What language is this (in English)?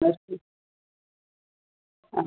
Malayalam